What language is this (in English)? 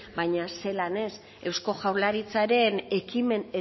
Basque